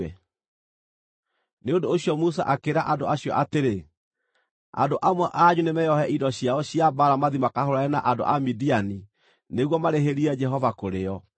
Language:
Kikuyu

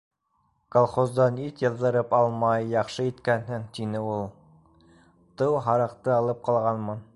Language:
Bashkir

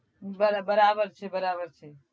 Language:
Gujarati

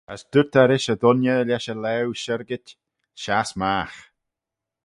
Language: Manx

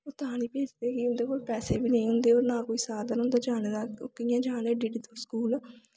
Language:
Dogri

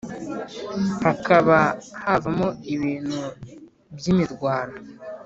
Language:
Kinyarwanda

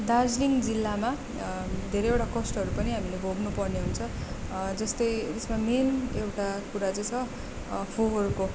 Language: Nepali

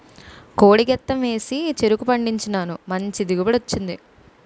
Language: Telugu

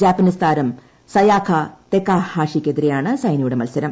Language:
Malayalam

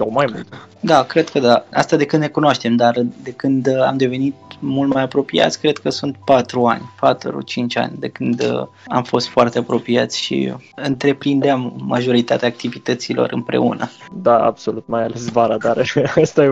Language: Romanian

